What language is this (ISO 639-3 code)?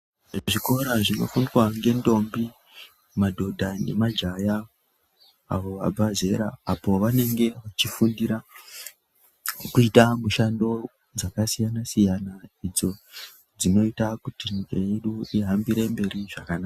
ndc